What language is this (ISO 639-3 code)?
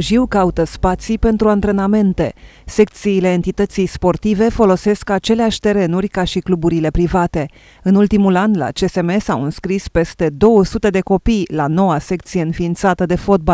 ron